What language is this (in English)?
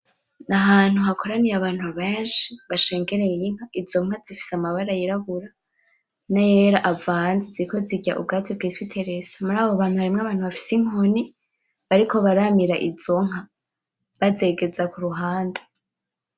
Rundi